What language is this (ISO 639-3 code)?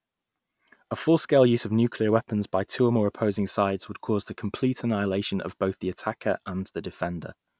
eng